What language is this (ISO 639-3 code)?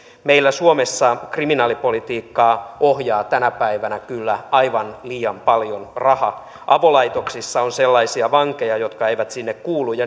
fin